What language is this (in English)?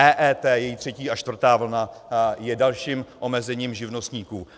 Czech